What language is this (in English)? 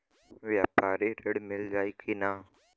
Bhojpuri